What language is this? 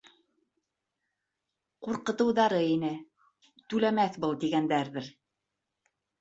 Bashkir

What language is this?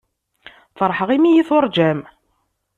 Kabyle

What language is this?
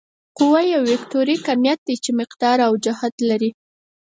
Pashto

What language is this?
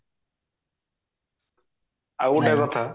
Odia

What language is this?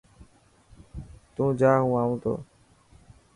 Dhatki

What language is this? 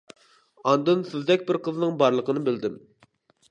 Uyghur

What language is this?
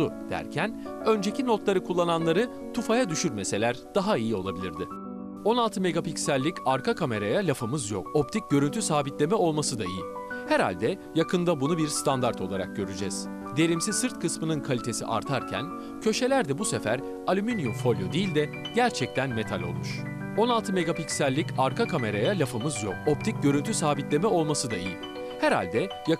Turkish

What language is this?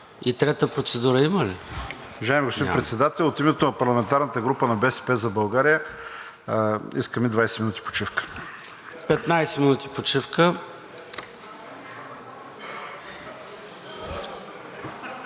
Bulgarian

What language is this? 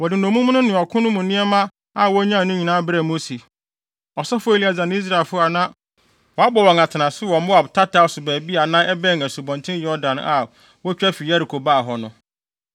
Akan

